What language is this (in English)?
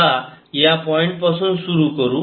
Marathi